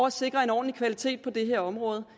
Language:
Danish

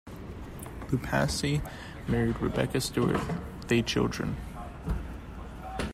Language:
English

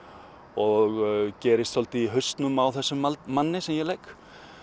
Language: Icelandic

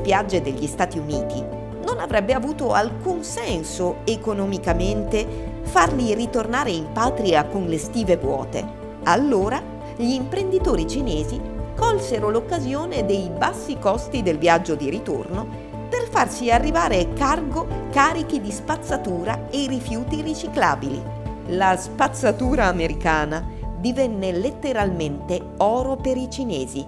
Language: Italian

